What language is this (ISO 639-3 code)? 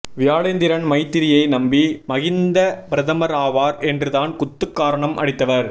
tam